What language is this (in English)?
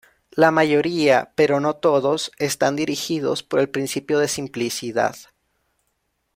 Spanish